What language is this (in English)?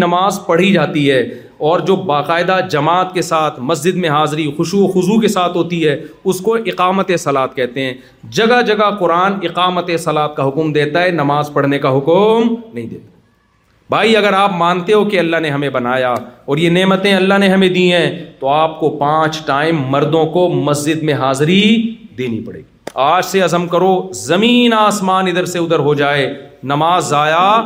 Urdu